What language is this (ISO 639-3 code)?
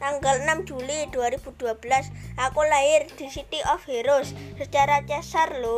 ind